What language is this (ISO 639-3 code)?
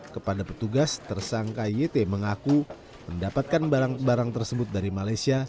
ind